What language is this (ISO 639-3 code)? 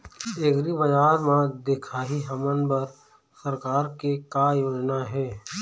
hne